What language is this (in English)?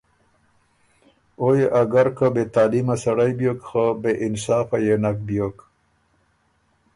Ormuri